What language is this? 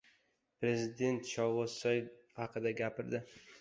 Uzbek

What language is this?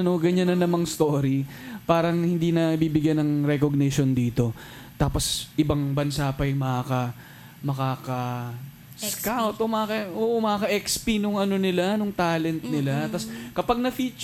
Filipino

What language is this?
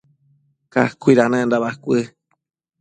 Matsés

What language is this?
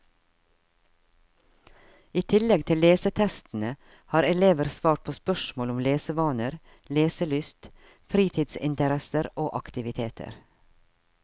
Norwegian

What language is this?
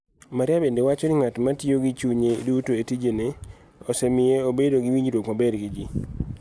Luo (Kenya and Tanzania)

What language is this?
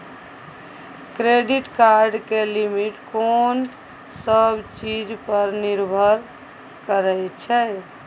Maithili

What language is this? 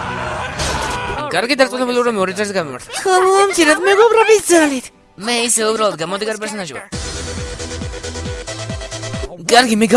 Georgian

